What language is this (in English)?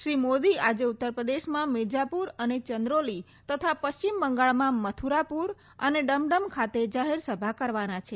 Gujarati